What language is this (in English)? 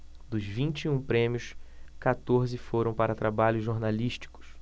Portuguese